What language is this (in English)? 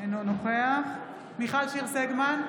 Hebrew